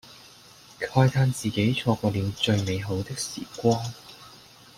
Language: Cantonese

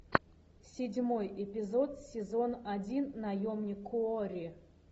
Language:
Russian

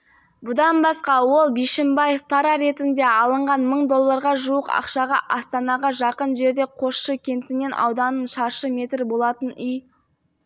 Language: Kazakh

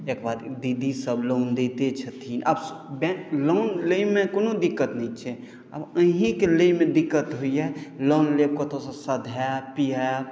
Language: Maithili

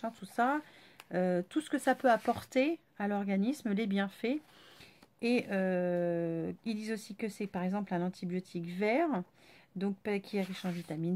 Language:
French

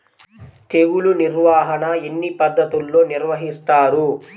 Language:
Telugu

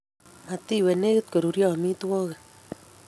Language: Kalenjin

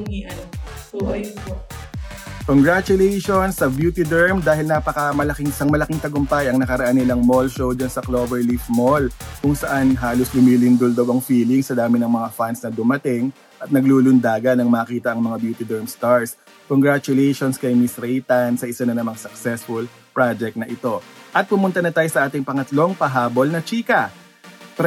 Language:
Filipino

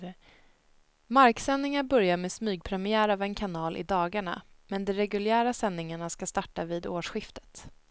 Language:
Swedish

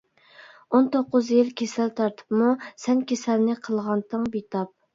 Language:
Uyghur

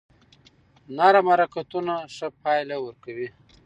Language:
Pashto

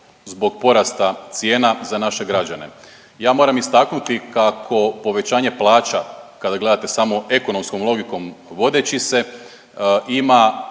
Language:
Croatian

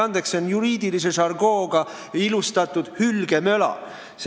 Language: Estonian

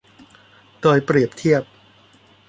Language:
Thai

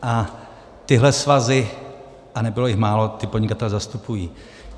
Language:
Czech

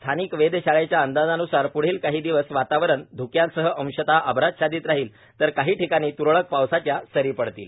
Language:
Marathi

